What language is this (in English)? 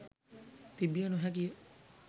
Sinhala